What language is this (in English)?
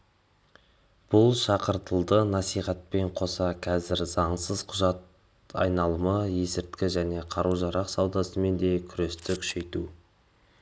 Kazakh